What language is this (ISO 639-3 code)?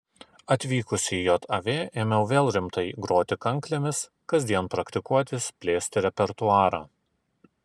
lit